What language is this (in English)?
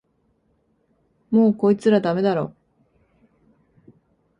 Japanese